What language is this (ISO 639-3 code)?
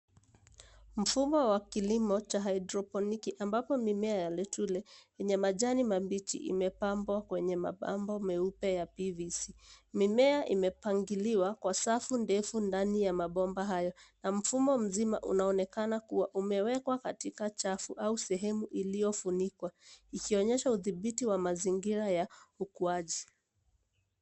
swa